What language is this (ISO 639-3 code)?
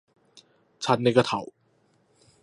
yue